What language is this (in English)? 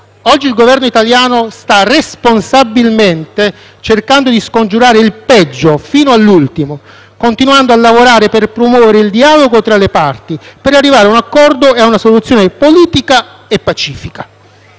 Italian